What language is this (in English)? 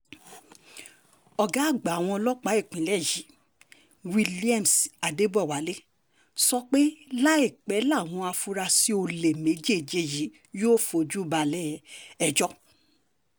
Yoruba